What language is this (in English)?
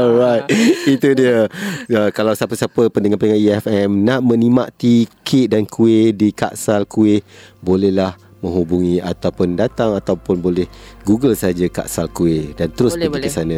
Malay